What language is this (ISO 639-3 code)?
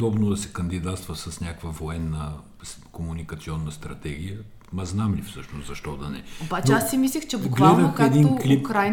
bul